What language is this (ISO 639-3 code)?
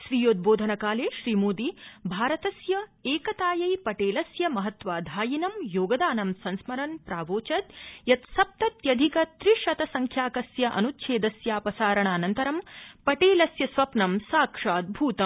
san